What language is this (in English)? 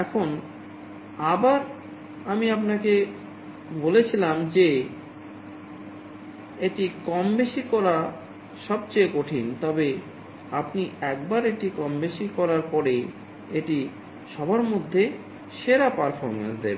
Bangla